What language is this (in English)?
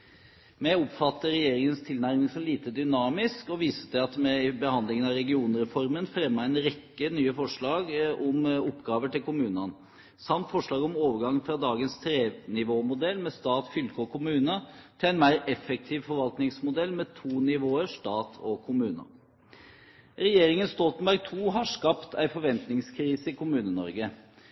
Norwegian Bokmål